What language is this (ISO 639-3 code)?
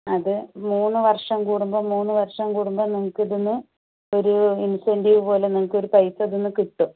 mal